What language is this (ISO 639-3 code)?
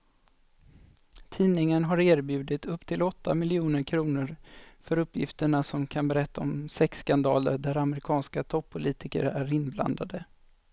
swe